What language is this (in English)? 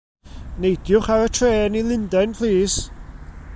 Welsh